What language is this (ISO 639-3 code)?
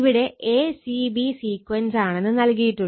mal